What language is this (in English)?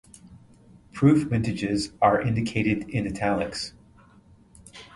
English